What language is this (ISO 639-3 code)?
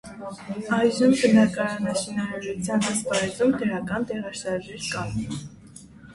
hye